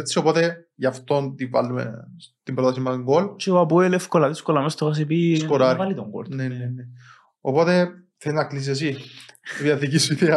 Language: Greek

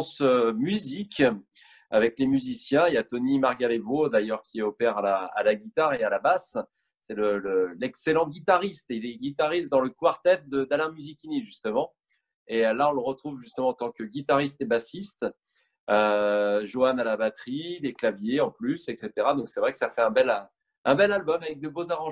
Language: French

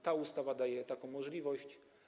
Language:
Polish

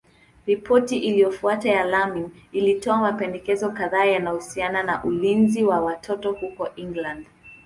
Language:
Swahili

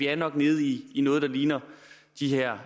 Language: Danish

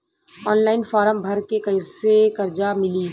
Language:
Bhojpuri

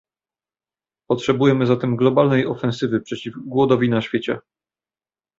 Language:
Polish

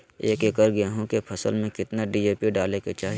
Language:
Magahi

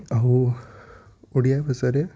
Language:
Odia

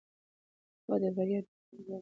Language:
Pashto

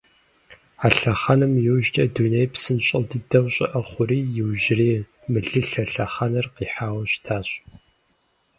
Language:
Kabardian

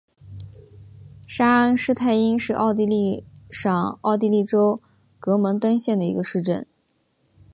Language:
Chinese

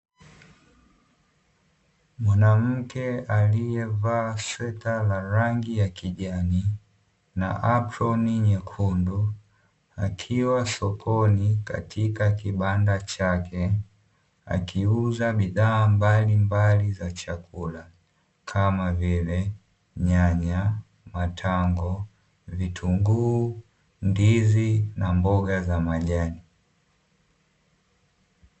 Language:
Swahili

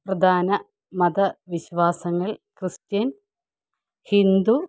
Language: Malayalam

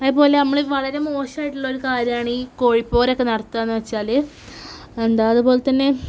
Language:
Malayalam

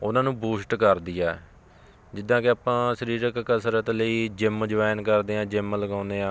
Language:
Punjabi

